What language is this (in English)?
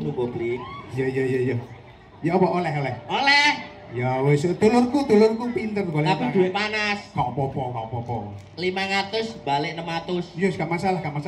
Indonesian